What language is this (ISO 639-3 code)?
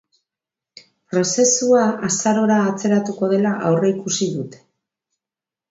eus